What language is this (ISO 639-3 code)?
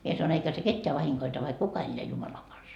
fin